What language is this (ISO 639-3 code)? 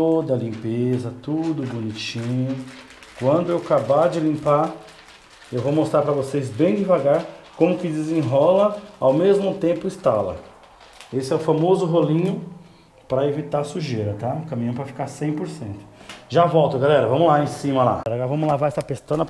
por